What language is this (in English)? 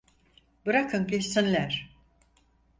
Turkish